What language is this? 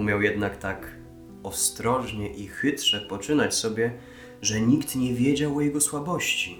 Polish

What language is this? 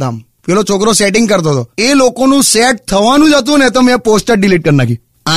Hindi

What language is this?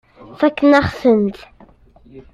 Kabyle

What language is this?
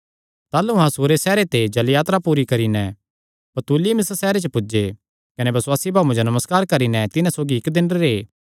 Kangri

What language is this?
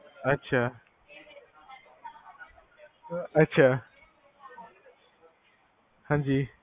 Punjabi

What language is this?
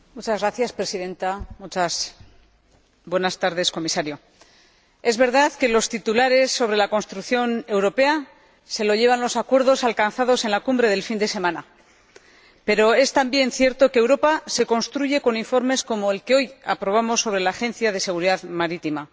Spanish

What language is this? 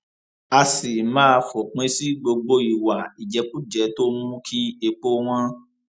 Yoruba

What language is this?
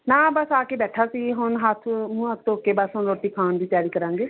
Punjabi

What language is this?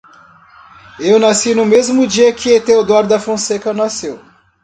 Portuguese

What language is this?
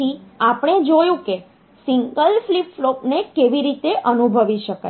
Gujarati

